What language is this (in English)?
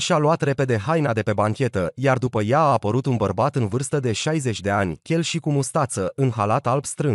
Romanian